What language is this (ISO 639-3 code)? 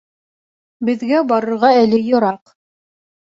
bak